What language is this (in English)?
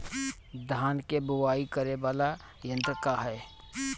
Bhojpuri